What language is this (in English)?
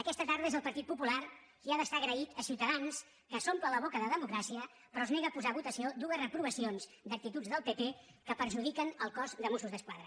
Catalan